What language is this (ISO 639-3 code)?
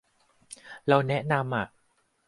tha